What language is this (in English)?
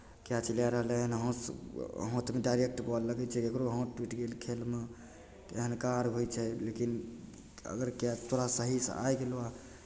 Maithili